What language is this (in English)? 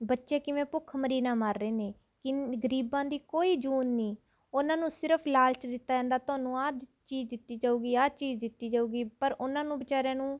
Punjabi